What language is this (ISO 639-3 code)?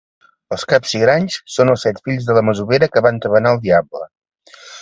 cat